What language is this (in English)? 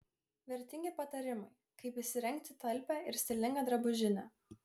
Lithuanian